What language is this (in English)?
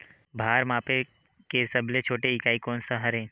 Chhattisgarhi